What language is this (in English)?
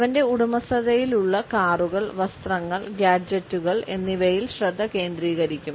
Malayalam